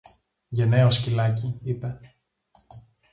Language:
Greek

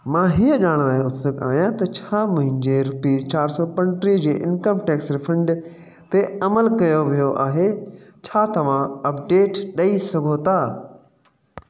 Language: Sindhi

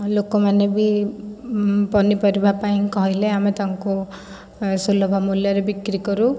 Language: Odia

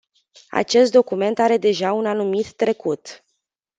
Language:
Romanian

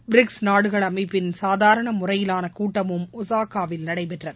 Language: Tamil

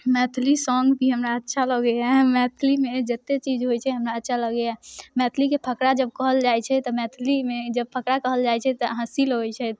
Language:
Maithili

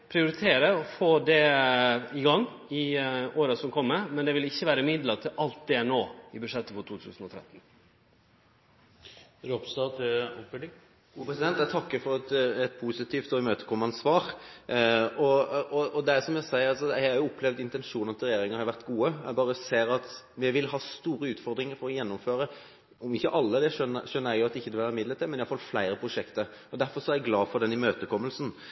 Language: Norwegian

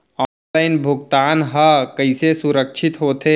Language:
Chhattisgarhi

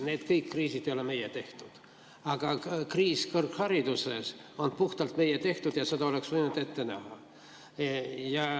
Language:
Estonian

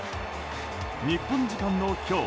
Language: Japanese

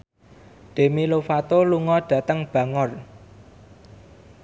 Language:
Javanese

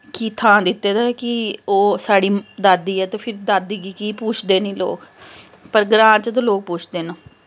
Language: Dogri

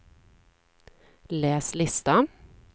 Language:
Swedish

